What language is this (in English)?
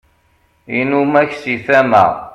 Kabyle